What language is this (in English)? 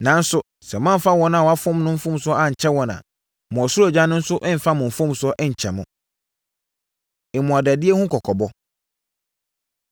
Akan